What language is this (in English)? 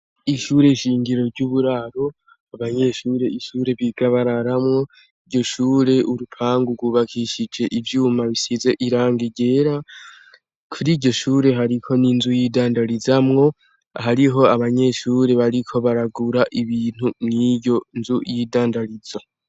Rundi